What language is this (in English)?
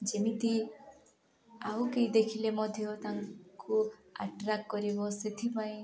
Odia